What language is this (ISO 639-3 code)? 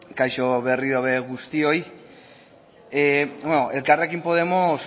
eus